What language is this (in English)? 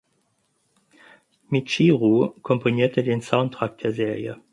German